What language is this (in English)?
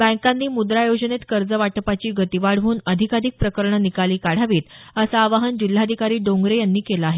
Marathi